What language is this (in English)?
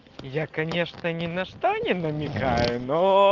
Russian